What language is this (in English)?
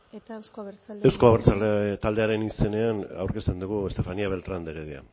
Basque